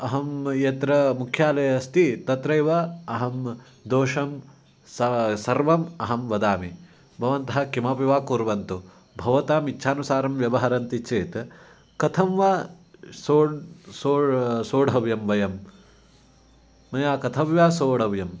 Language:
Sanskrit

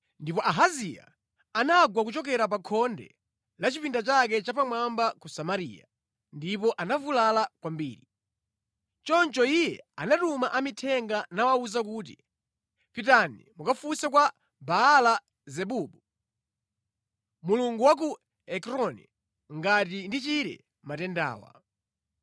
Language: Nyanja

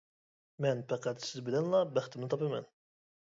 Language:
Uyghur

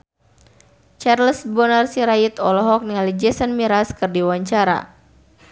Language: Sundanese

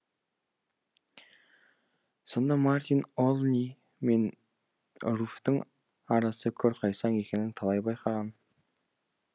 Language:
Kazakh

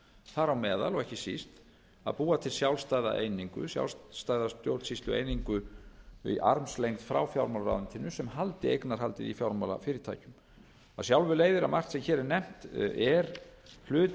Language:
Icelandic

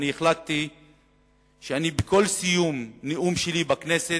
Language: Hebrew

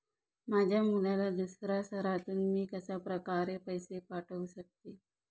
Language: Marathi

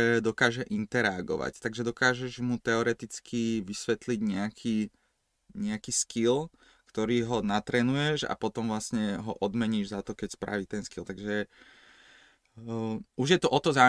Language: Slovak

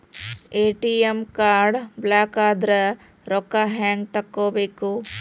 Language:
Kannada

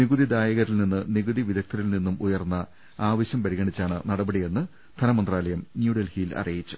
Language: Malayalam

